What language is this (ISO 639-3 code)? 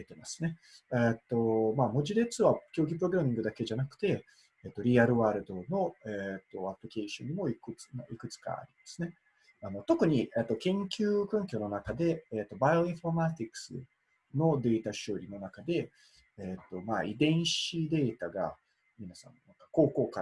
jpn